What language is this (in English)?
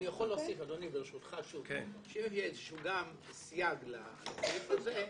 Hebrew